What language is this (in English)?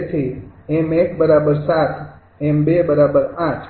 Gujarati